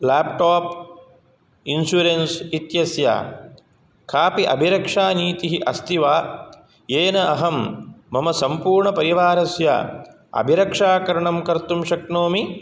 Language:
Sanskrit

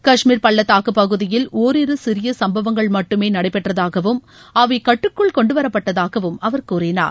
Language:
Tamil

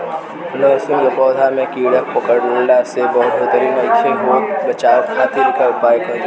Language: Bhojpuri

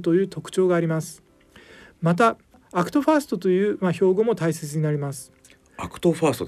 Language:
Japanese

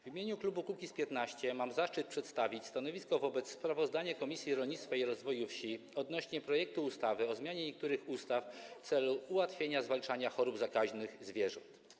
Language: Polish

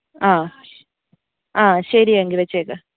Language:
Malayalam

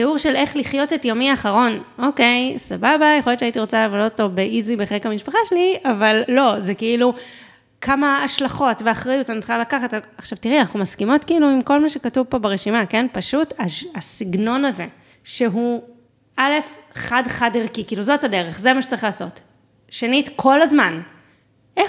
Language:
Hebrew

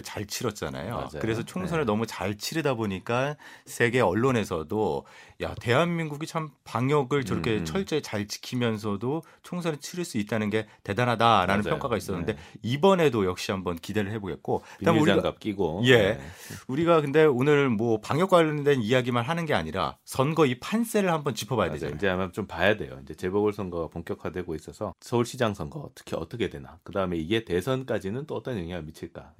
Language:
Korean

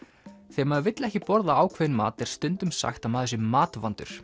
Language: Icelandic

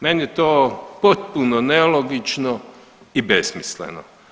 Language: Croatian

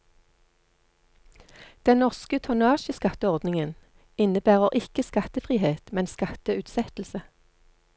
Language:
Norwegian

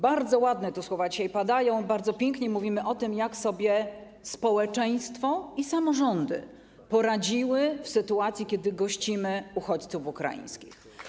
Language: Polish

